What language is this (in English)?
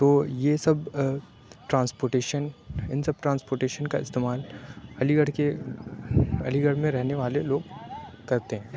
Urdu